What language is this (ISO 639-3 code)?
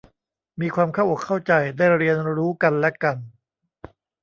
tha